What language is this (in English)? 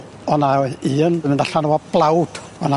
Welsh